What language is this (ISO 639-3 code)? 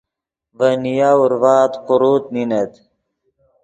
ydg